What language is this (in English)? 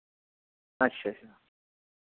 Dogri